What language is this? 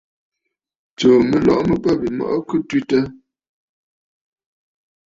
Bafut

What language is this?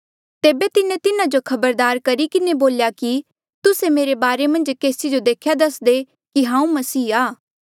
Mandeali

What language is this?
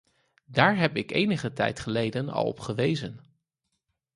Dutch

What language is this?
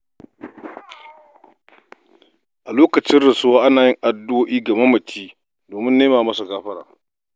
Hausa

